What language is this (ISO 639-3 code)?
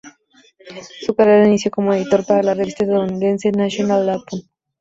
spa